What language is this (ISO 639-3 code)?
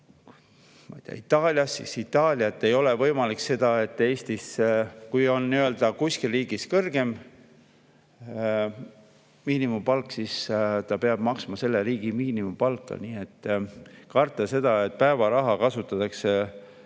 est